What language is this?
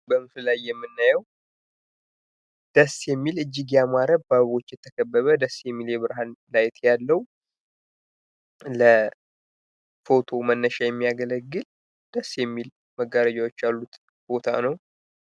Amharic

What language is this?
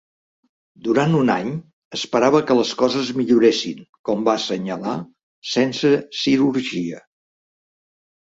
Catalan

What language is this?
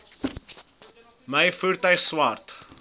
Afrikaans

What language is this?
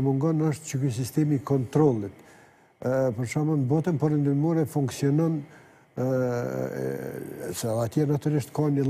Romanian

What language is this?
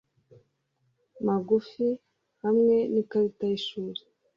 Kinyarwanda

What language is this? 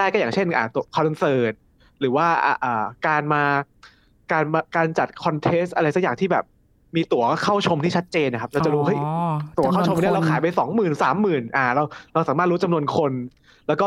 Thai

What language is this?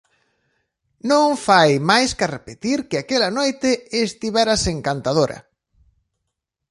Galician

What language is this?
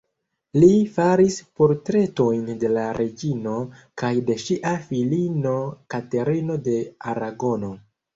Esperanto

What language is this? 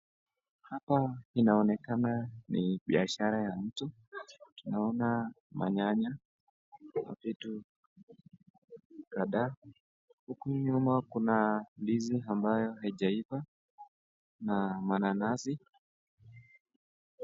Swahili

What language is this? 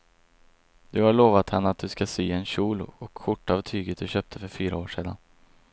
Swedish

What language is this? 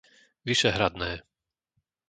Slovak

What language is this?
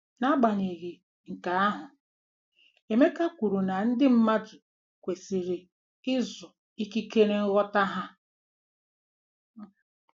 Igbo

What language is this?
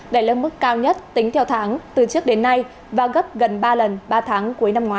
Vietnamese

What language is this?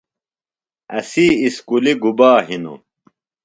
Phalura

